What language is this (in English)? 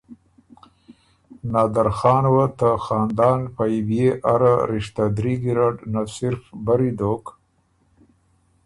Ormuri